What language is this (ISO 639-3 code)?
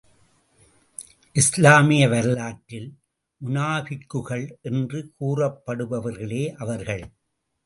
tam